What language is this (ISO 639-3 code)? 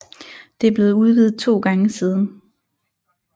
dan